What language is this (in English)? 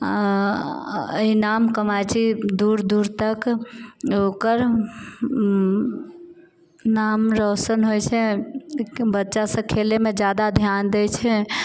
Maithili